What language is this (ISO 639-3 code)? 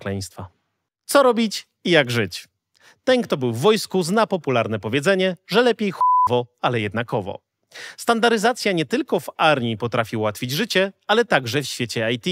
pol